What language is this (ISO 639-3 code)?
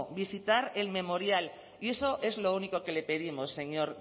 spa